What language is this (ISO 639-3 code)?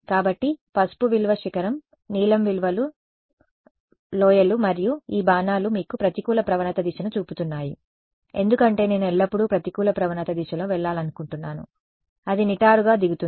tel